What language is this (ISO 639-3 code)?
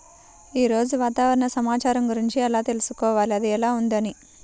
tel